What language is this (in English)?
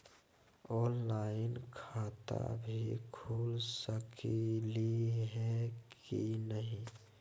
Magahi